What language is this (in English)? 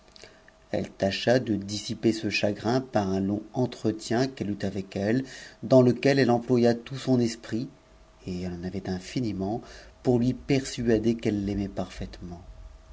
French